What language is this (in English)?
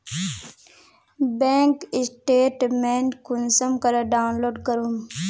Magahi